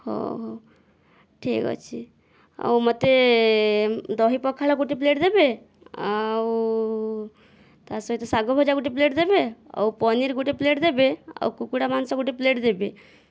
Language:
Odia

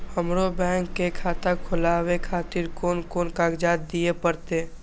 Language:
Maithili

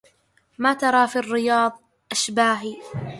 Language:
Arabic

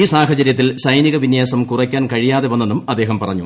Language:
Malayalam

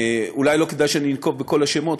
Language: Hebrew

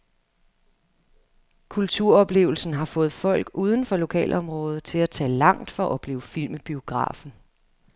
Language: Danish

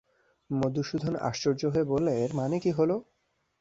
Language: Bangla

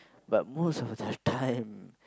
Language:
English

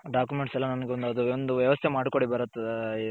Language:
Kannada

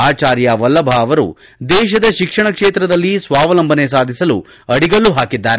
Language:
Kannada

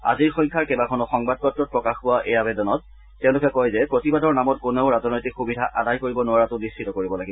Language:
Assamese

